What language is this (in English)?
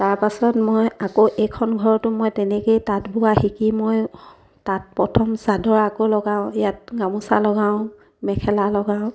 Assamese